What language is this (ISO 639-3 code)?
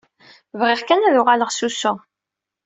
kab